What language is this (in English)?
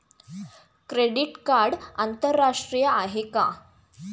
Marathi